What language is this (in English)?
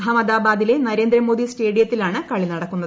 Malayalam